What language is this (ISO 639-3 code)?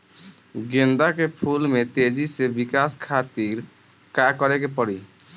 bho